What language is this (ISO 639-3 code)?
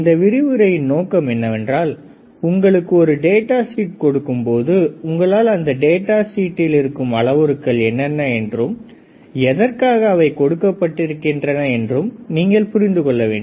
tam